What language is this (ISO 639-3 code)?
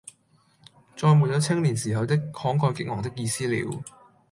yue